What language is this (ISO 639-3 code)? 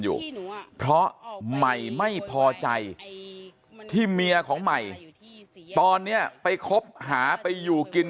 tha